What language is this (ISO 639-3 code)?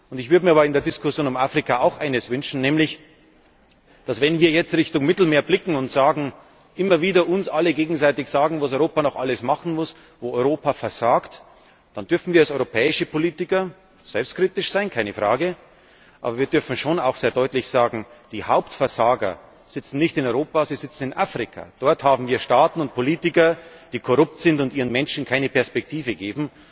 deu